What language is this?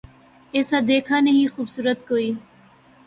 Urdu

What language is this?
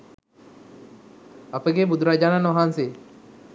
Sinhala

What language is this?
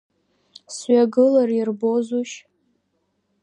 Abkhazian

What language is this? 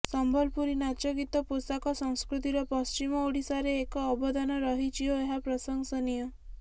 Odia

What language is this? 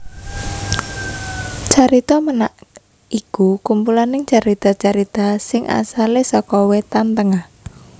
Javanese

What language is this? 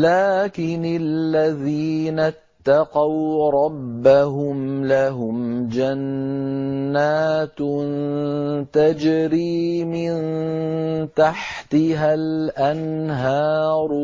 Arabic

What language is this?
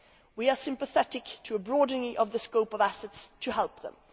English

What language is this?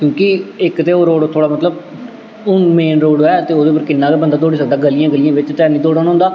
Dogri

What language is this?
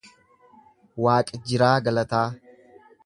Oromo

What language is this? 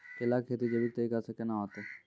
Maithili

